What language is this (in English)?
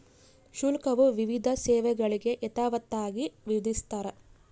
Kannada